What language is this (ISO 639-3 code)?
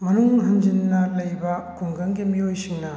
mni